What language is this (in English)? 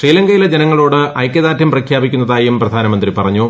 Malayalam